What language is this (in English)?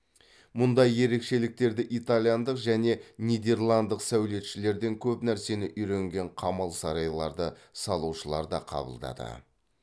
Kazakh